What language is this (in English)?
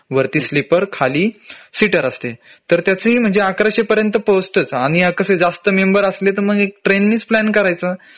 Marathi